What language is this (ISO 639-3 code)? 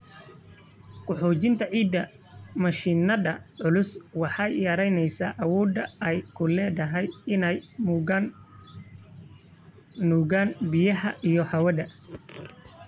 som